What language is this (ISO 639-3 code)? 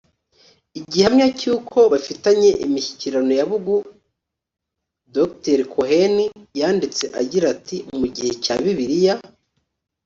kin